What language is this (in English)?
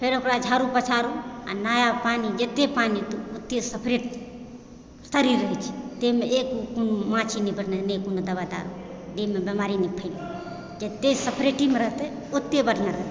Maithili